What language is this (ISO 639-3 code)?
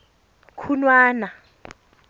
tsn